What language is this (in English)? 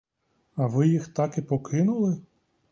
Ukrainian